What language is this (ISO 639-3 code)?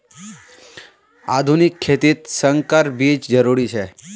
mag